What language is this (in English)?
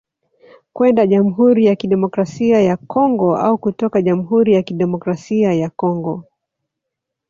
Swahili